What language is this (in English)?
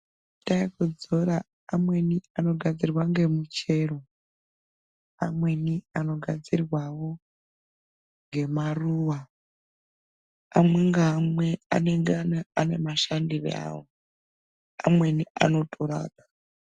Ndau